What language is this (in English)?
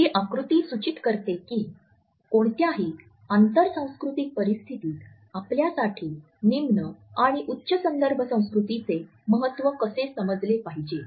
Marathi